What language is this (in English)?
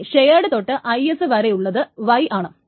Malayalam